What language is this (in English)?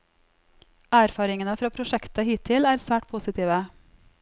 Norwegian